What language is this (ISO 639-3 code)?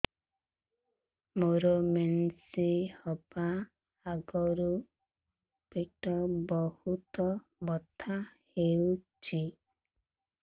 ori